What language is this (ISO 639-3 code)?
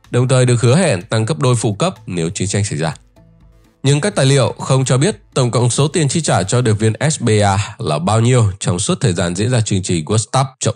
vie